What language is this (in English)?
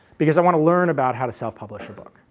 English